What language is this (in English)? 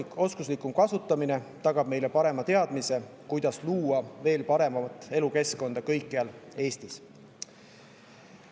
Estonian